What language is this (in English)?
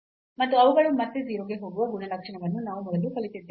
Kannada